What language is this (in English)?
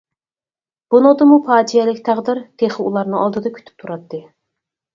Uyghur